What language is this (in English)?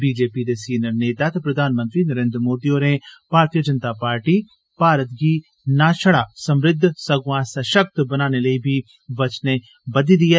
Dogri